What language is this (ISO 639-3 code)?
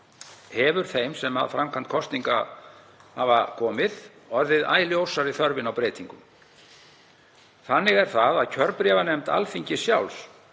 isl